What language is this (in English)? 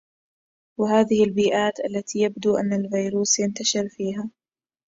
Arabic